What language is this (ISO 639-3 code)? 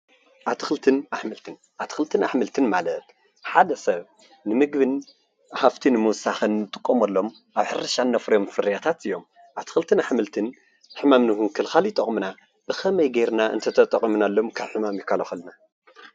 tir